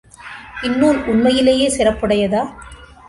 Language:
Tamil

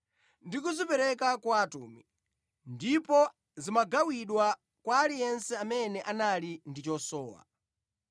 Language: Nyanja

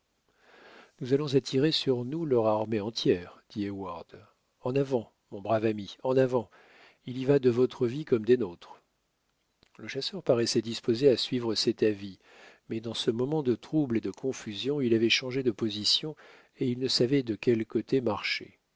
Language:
French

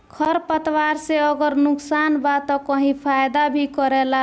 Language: Bhojpuri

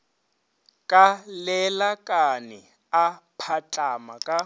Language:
Northern Sotho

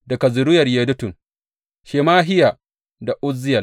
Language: Hausa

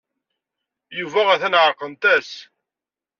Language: Kabyle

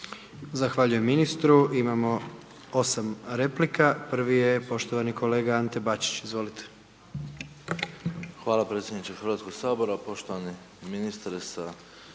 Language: Croatian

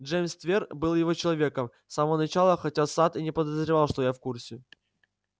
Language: Russian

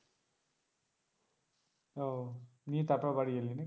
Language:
Bangla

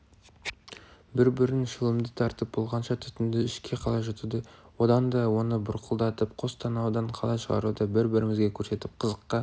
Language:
Kazakh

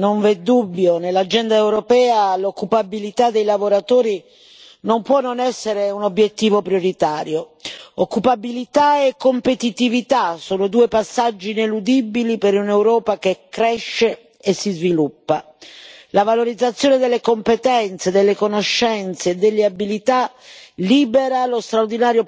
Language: Italian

